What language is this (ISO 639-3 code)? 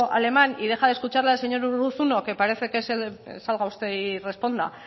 spa